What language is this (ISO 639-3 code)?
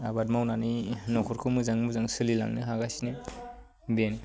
brx